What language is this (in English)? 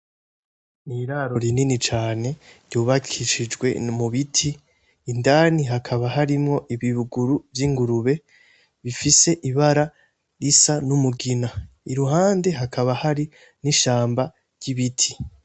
Rundi